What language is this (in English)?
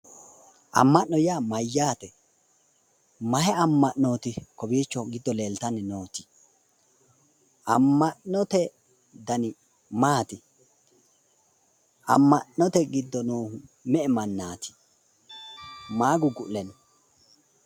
Sidamo